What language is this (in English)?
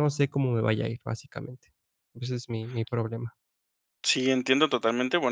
Spanish